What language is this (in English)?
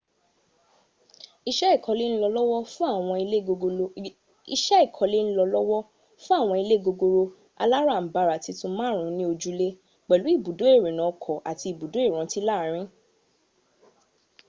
Yoruba